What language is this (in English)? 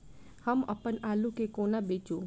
Maithili